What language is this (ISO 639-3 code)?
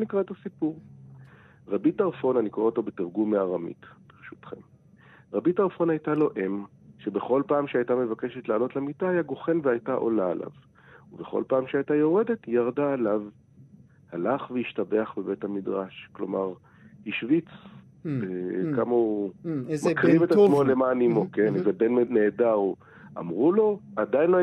heb